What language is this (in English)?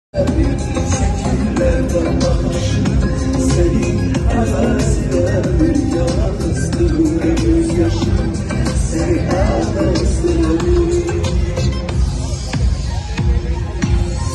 Polish